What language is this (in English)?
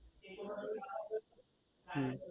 Gujarati